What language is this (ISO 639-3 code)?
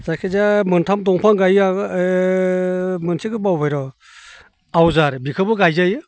brx